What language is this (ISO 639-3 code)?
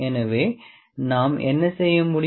tam